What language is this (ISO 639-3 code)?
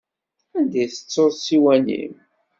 kab